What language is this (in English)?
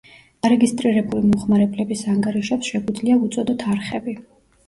Georgian